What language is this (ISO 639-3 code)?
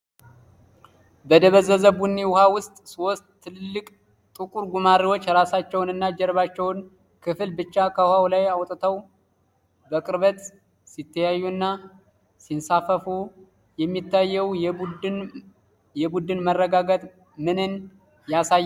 amh